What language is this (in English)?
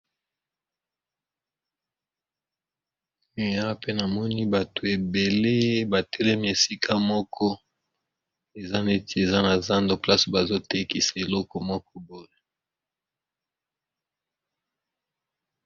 Lingala